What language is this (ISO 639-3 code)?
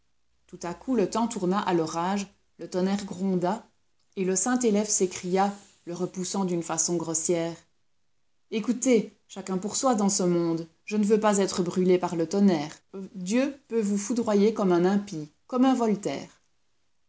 fra